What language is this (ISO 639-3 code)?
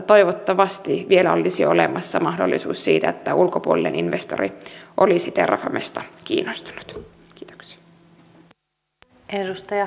fin